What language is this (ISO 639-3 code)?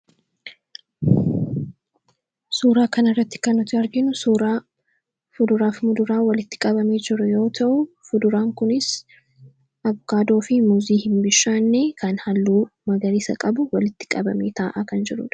orm